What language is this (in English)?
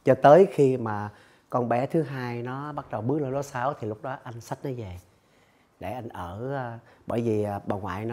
Vietnamese